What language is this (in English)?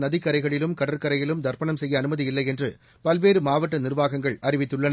Tamil